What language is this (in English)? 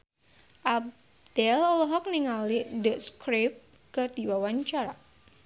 Sundanese